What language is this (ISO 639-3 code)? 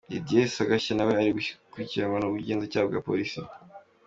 kin